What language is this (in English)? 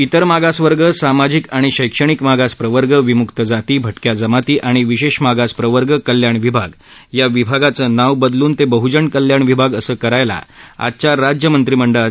Marathi